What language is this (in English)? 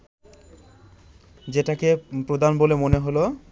Bangla